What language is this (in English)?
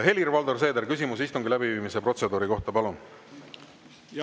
Estonian